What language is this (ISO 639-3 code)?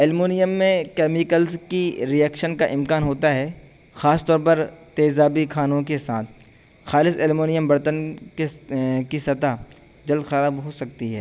urd